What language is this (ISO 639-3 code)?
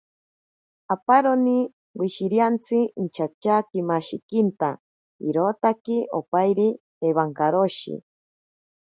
prq